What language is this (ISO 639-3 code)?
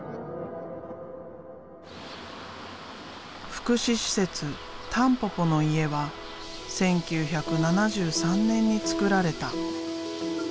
jpn